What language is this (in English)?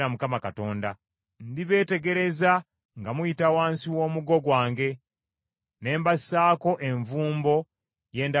Ganda